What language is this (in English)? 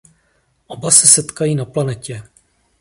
Czech